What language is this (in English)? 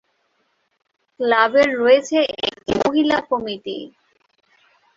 Bangla